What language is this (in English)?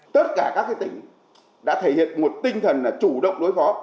Vietnamese